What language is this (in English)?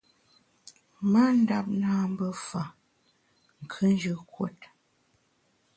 Bamun